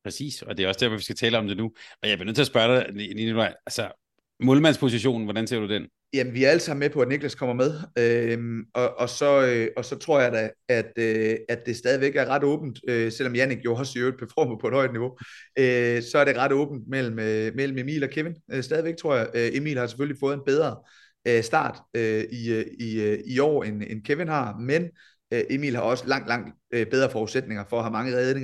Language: Danish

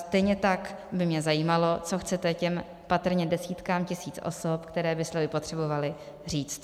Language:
Czech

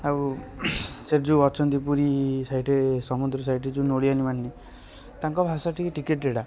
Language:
Odia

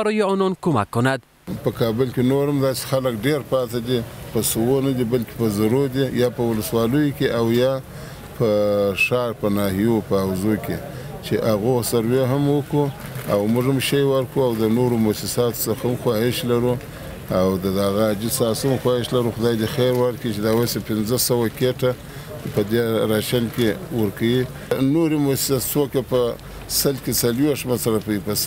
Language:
Persian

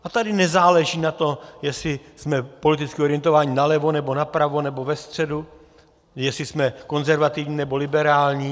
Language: Czech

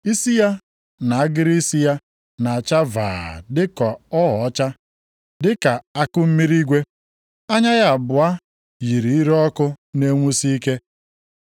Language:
Igbo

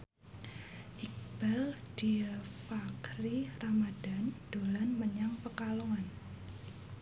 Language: Javanese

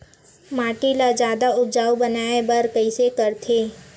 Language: Chhattisgarhi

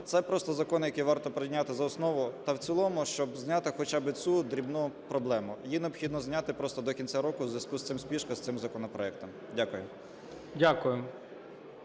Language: Ukrainian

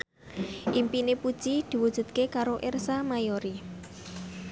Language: Javanese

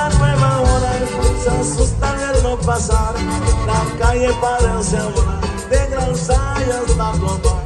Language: Arabic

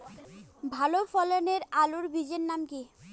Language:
Bangla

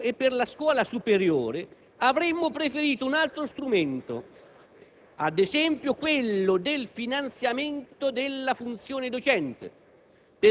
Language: Italian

